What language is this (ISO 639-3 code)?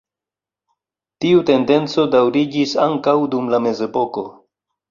epo